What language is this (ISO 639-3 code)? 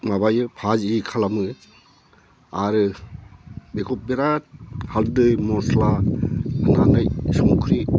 brx